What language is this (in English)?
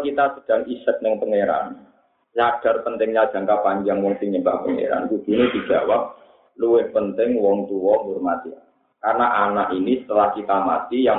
Malay